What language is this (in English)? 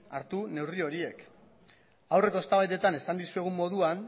Basque